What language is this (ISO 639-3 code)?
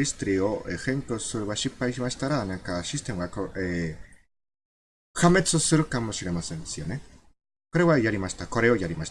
jpn